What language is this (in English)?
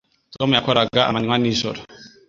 Kinyarwanda